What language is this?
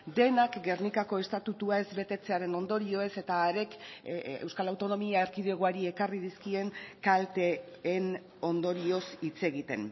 Basque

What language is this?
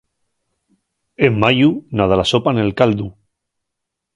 Asturian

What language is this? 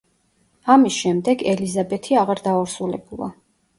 Georgian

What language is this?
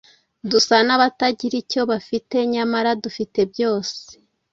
Kinyarwanda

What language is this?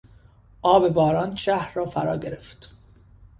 Persian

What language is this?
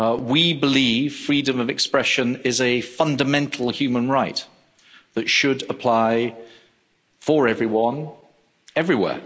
English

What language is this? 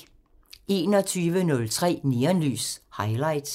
Danish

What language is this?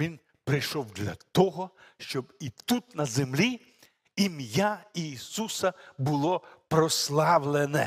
Ukrainian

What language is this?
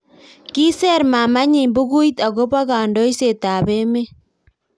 Kalenjin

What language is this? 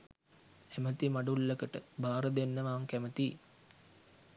Sinhala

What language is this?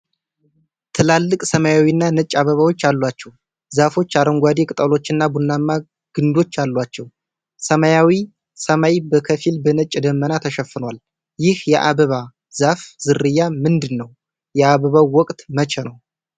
Amharic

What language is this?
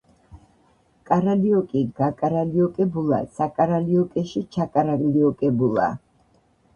Georgian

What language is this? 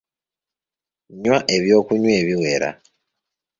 Ganda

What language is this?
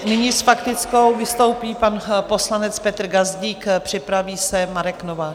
Czech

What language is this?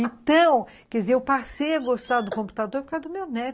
Portuguese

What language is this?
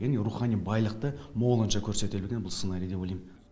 Kazakh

